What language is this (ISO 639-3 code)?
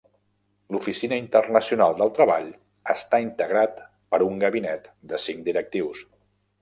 cat